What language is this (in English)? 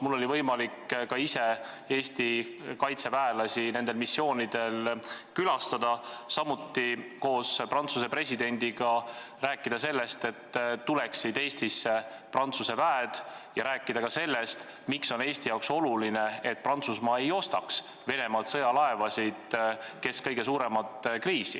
Estonian